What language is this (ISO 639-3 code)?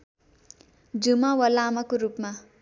nep